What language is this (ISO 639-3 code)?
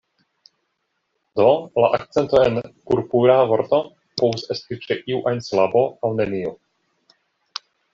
epo